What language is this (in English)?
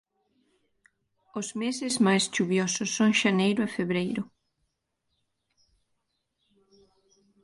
Galician